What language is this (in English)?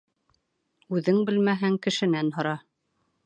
Bashkir